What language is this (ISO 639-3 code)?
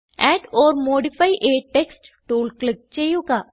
mal